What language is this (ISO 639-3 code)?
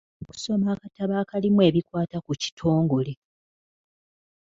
lug